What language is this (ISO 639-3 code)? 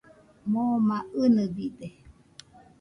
hux